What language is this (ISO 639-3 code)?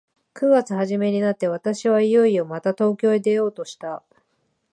jpn